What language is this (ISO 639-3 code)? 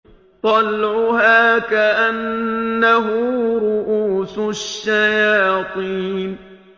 ara